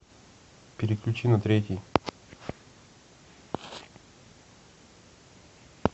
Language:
Russian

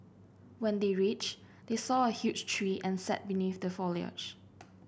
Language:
English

